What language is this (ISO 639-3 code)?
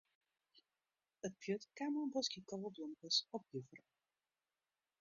fry